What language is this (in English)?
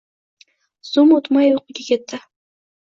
Uzbek